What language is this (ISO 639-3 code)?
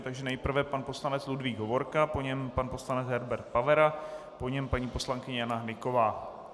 ces